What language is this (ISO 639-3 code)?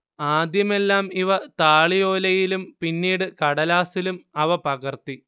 mal